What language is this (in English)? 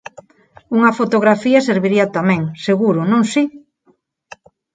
Galician